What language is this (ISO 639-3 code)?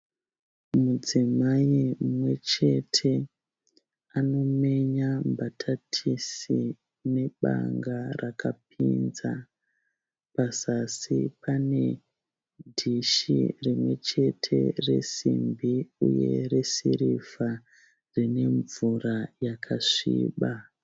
sna